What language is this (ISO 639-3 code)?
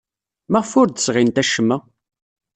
kab